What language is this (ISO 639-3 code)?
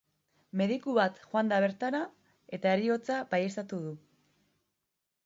eus